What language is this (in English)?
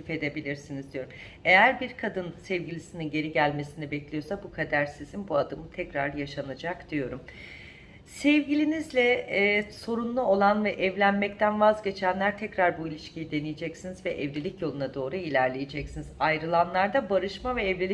Turkish